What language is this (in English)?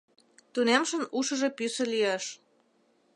Mari